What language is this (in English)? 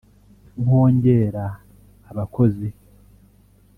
Kinyarwanda